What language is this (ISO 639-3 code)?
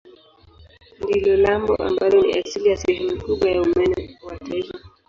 swa